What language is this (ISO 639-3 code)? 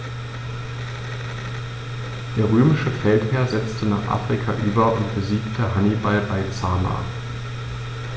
deu